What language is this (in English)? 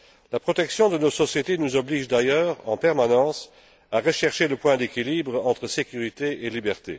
French